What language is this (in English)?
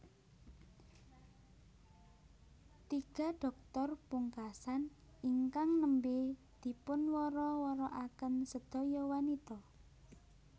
Javanese